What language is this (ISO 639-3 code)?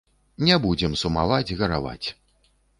bel